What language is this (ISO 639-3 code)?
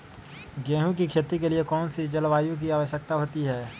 mag